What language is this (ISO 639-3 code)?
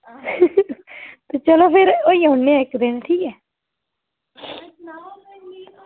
doi